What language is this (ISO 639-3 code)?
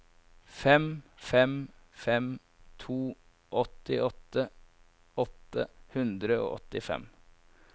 nor